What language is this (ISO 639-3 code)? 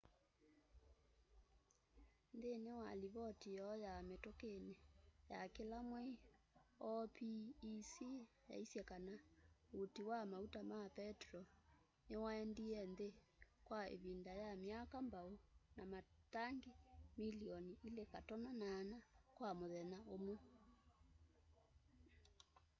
kam